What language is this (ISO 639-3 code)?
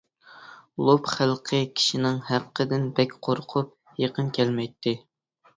uig